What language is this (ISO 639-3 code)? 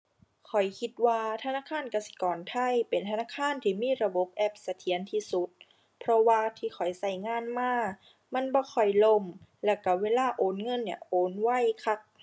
tha